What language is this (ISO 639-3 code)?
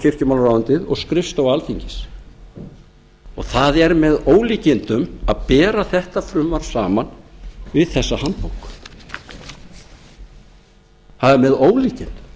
isl